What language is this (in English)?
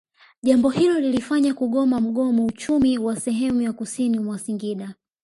Swahili